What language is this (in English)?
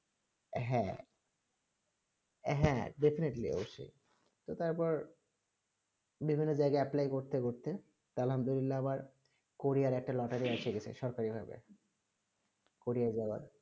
Bangla